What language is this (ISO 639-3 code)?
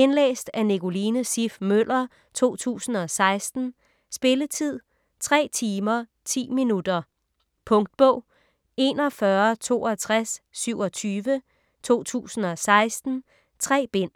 dan